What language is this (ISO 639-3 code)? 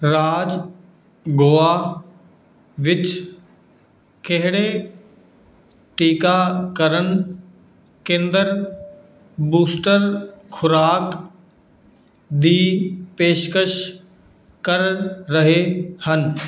pan